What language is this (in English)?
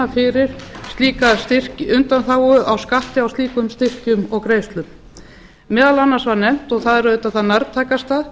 Icelandic